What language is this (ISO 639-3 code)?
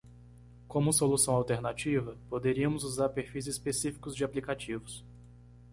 por